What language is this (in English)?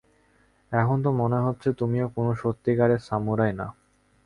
Bangla